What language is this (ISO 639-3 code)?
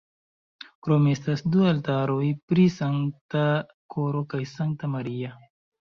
epo